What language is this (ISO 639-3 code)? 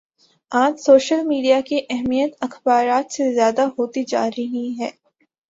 urd